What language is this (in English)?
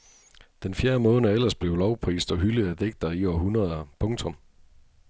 Danish